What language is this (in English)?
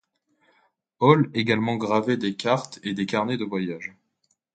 French